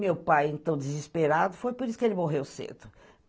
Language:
Portuguese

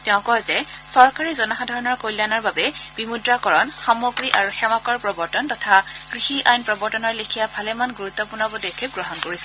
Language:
Assamese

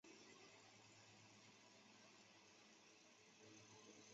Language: Chinese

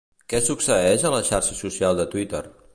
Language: Catalan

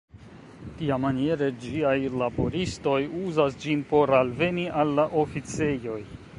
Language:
Esperanto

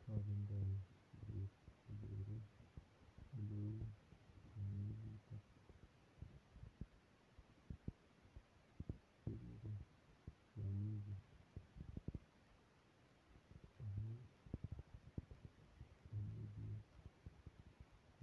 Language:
Kalenjin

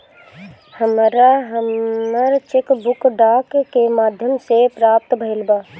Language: Bhojpuri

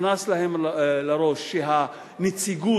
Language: Hebrew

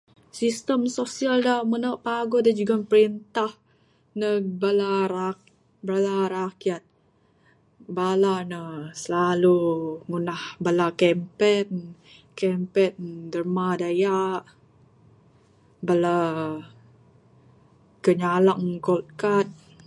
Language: Bukar-Sadung Bidayuh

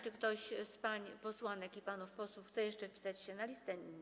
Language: Polish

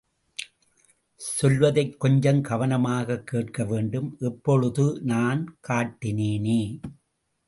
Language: Tamil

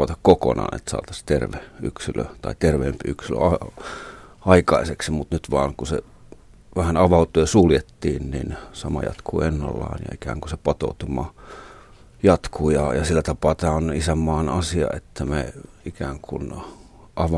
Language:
Finnish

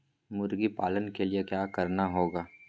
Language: Magahi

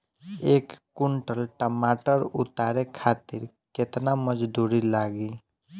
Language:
Bhojpuri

